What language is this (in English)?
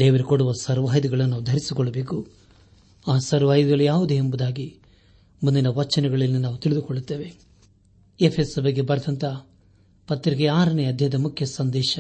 Kannada